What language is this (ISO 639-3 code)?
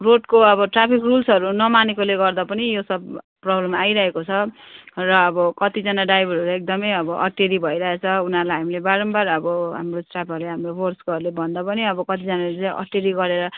nep